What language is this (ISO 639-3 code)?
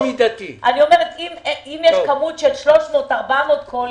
heb